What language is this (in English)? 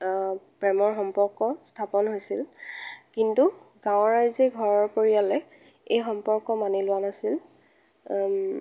Assamese